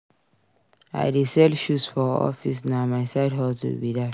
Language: Nigerian Pidgin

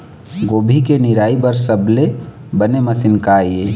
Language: Chhattisgarhi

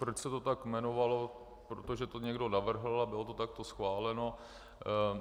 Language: Czech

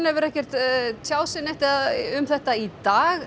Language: Icelandic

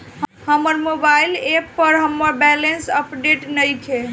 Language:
Bhojpuri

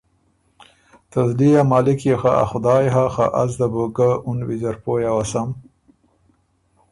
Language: Ormuri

